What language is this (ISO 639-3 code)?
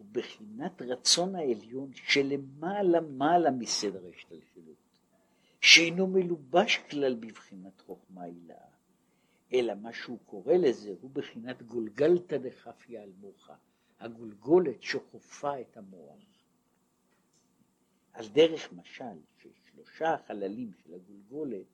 heb